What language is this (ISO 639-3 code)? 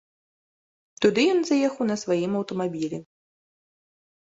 bel